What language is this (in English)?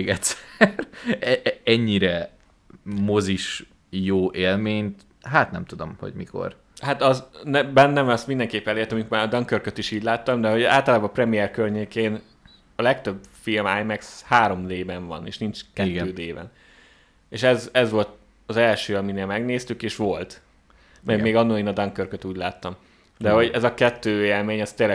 Hungarian